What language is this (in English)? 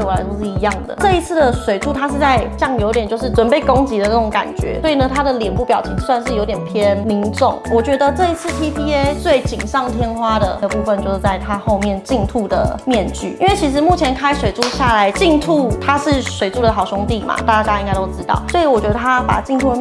Chinese